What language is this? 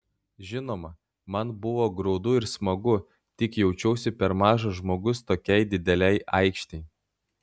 Lithuanian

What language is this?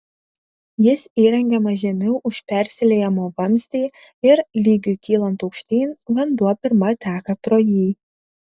Lithuanian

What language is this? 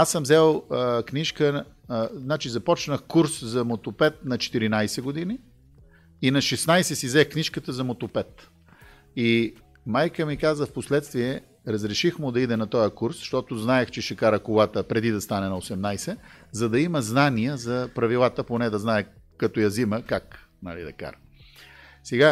Bulgarian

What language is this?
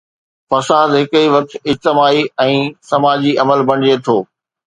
Sindhi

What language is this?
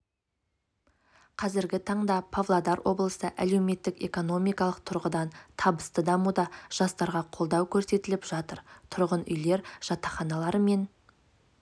Kazakh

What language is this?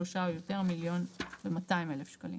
Hebrew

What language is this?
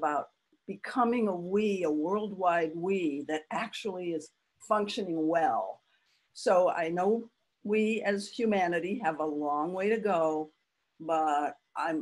English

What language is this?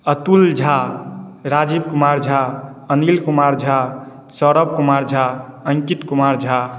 Maithili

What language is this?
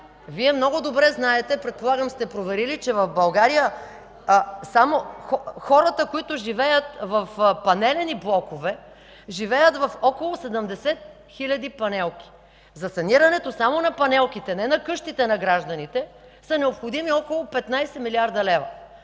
Bulgarian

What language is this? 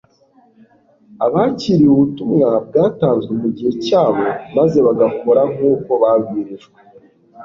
Kinyarwanda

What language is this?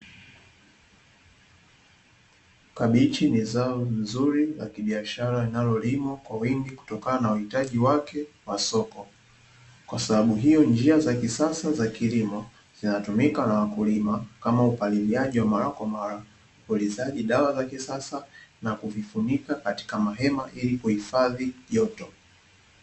Swahili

